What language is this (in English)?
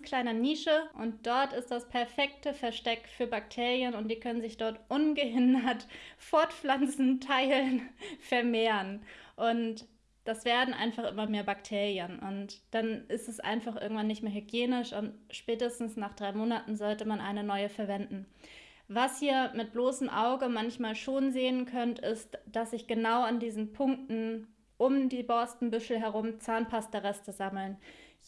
German